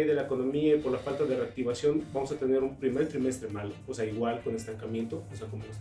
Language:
Spanish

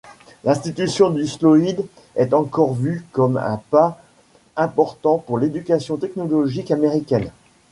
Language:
French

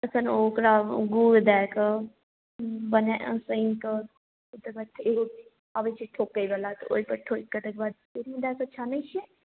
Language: Maithili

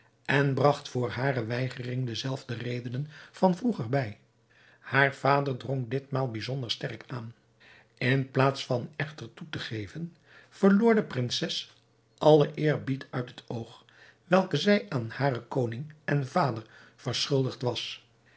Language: Dutch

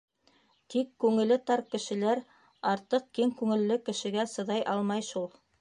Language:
Bashkir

